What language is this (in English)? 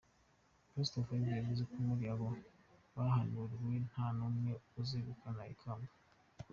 Kinyarwanda